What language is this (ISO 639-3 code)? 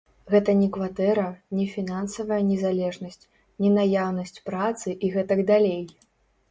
bel